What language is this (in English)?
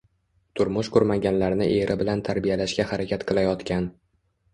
Uzbek